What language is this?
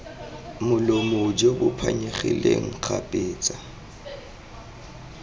Tswana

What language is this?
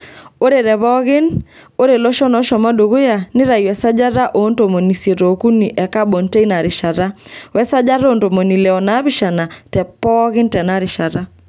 Masai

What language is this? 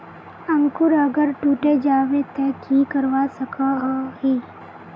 Magahi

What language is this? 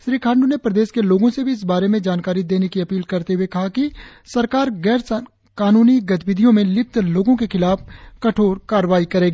Hindi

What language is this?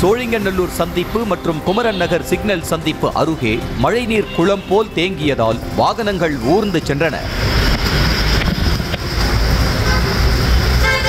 Tamil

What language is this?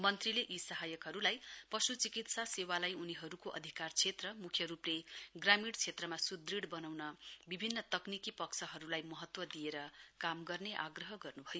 Nepali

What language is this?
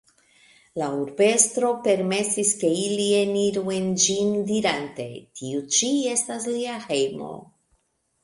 Esperanto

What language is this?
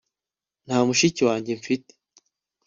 Kinyarwanda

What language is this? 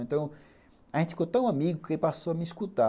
Portuguese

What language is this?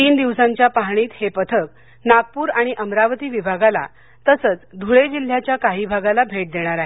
Marathi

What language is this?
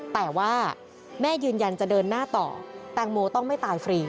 Thai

